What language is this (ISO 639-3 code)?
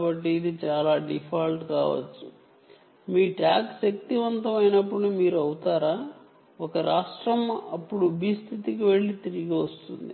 tel